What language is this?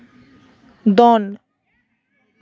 Santali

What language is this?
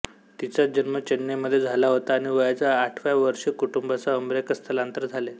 Marathi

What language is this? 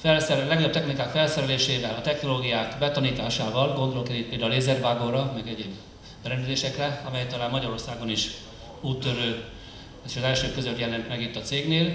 Hungarian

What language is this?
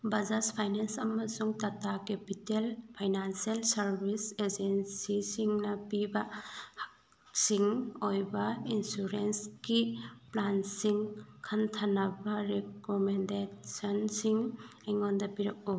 Manipuri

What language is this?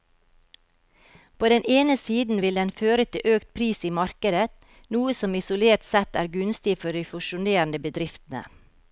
Norwegian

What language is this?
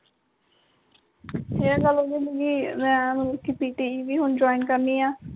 Punjabi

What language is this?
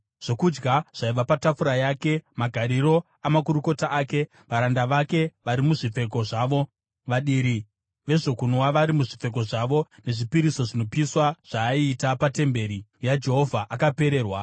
Shona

